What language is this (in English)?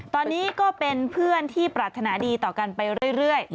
Thai